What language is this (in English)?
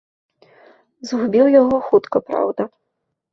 Belarusian